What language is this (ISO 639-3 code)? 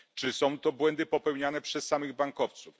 pol